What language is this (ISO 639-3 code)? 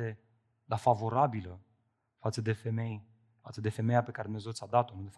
ron